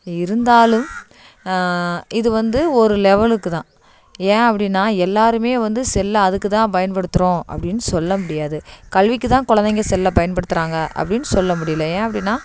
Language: Tamil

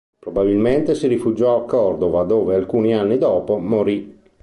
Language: Italian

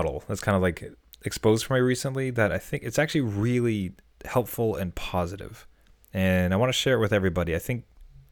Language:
English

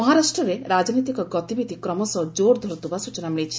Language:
Odia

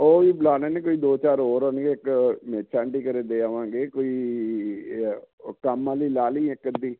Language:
Punjabi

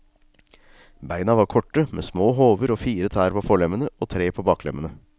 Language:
Norwegian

